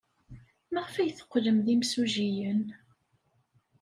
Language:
Kabyle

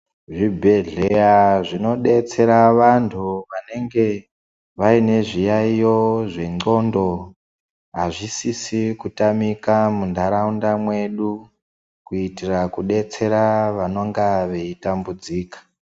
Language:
Ndau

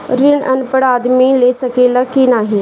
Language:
Bhojpuri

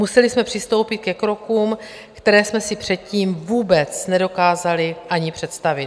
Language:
Czech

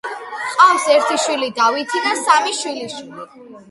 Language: Georgian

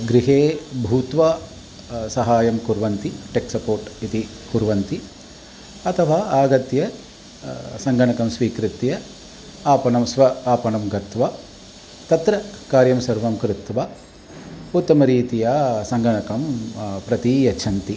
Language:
Sanskrit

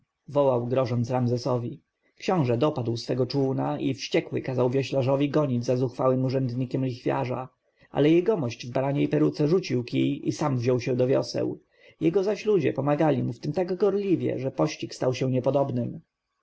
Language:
Polish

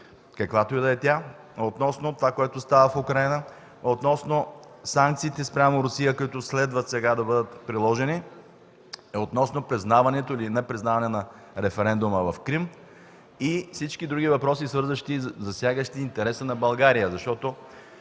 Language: Bulgarian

